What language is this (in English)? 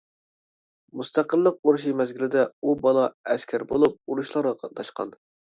Uyghur